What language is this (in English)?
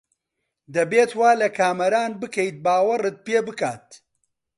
Central Kurdish